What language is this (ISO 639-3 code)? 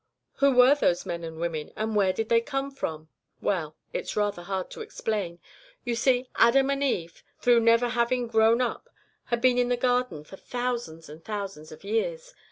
eng